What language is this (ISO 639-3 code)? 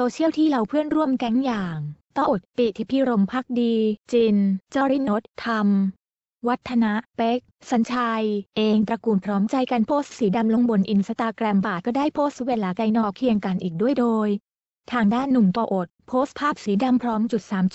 tha